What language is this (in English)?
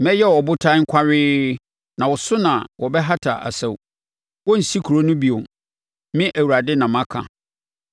Akan